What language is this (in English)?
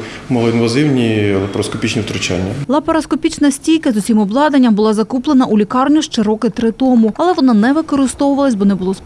Ukrainian